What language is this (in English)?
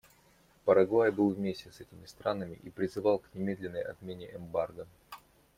Russian